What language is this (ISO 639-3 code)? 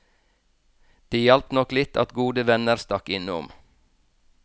nor